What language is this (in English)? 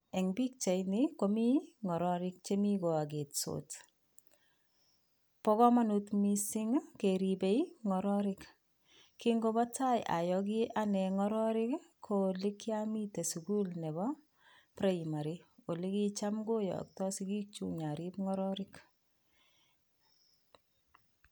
Kalenjin